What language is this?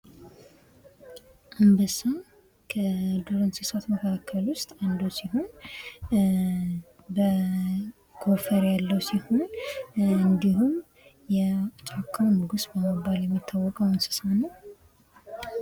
Amharic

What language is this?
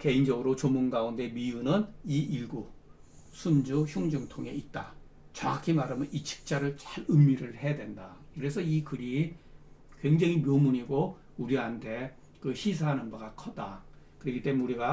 Korean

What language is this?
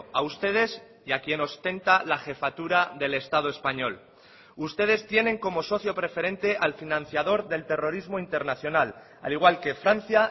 Spanish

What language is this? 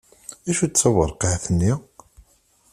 Kabyle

